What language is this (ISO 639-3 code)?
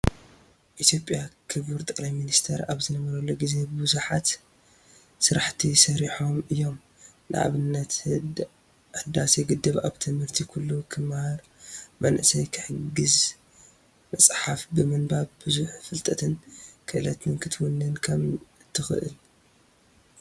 tir